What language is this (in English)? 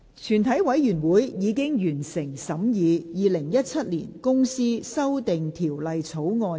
Cantonese